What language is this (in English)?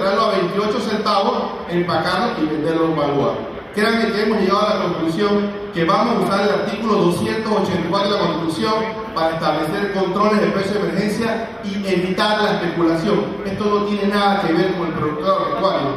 Spanish